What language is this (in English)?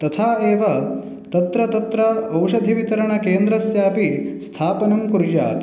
Sanskrit